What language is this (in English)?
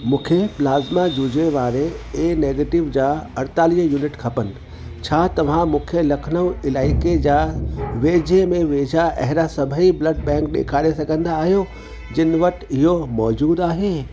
Sindhi